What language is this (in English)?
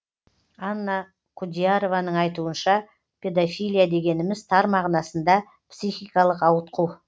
Kazakh